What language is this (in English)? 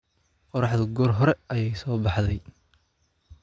Somali